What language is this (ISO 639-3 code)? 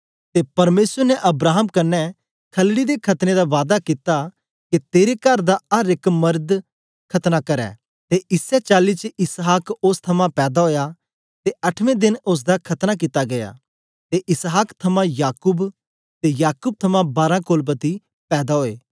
doi